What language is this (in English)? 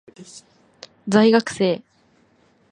Japanese